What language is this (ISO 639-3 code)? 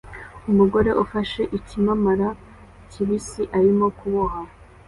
kin